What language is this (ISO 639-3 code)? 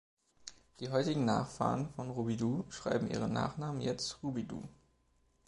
deu